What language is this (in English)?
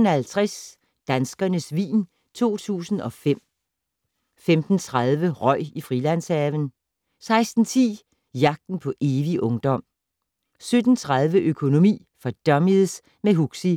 Danish